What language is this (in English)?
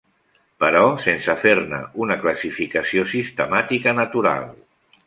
Catalan